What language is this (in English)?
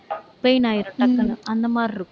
Tamil